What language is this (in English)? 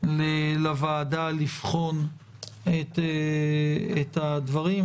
Hebrew